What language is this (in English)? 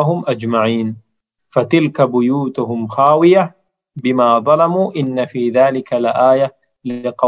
Malay